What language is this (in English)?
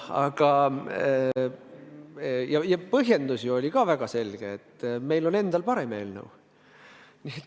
Estonian